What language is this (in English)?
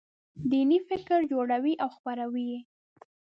Pashto